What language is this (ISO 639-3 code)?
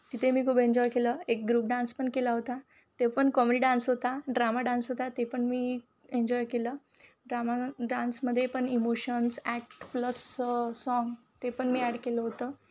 mar